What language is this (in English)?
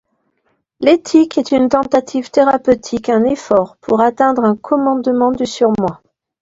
French